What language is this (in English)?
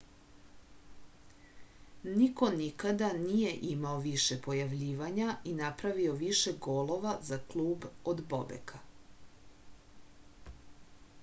Serbian